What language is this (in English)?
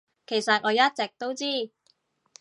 Cantonese